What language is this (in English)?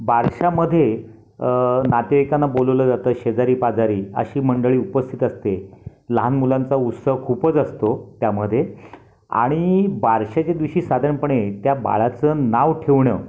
Marathi